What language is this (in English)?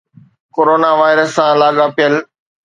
Sindhi